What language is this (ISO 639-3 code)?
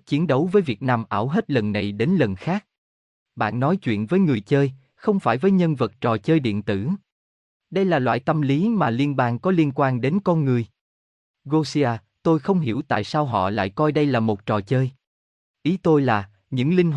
vie